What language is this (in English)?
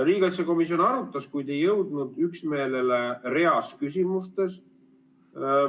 Estonian